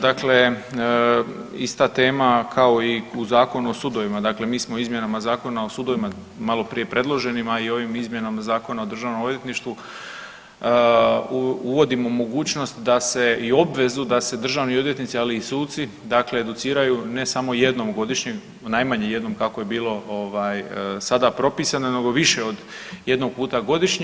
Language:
Croatian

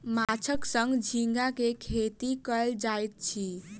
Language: Maithili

